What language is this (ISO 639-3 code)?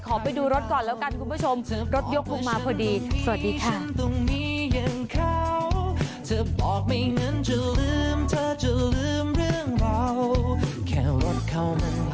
tha